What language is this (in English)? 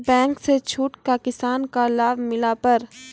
Maithili